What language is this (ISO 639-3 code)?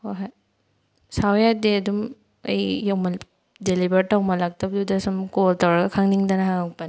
mni